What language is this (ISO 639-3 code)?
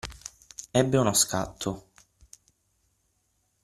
ita